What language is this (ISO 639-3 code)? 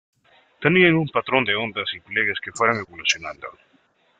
spa